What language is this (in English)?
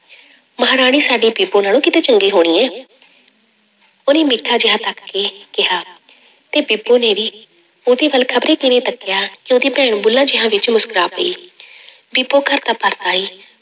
Punjabi